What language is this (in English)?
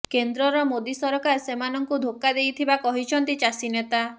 Odia